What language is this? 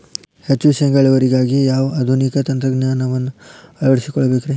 Kannada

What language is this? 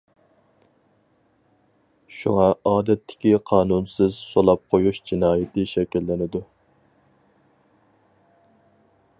Uyghur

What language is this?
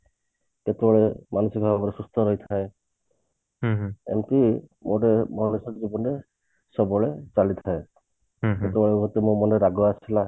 Odia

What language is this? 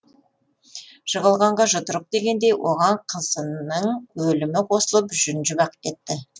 Kazakh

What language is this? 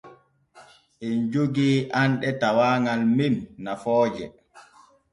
Borgu Fulfulde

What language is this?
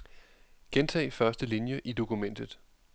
Danish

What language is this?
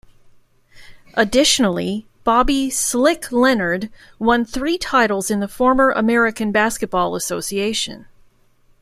English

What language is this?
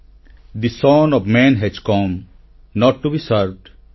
Odia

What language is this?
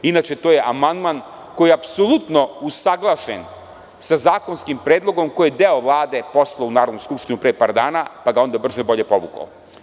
Serbian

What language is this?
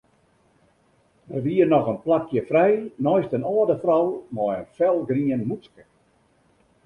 Western Frisian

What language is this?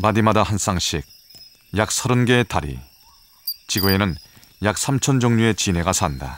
Korean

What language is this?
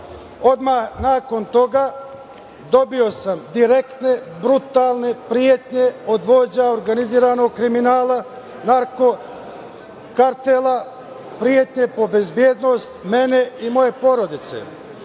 Serbian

